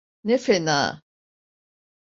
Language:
Turkish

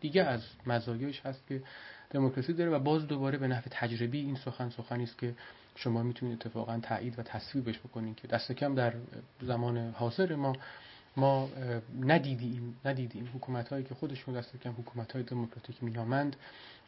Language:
Persian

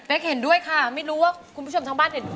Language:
Thai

